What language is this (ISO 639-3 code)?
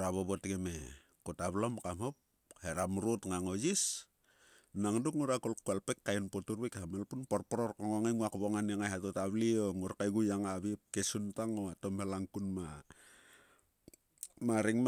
sua